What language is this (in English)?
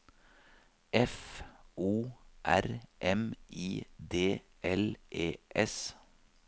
Norwegian